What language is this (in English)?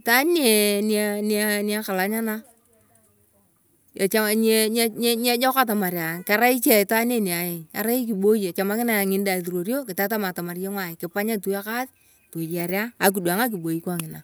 Turkana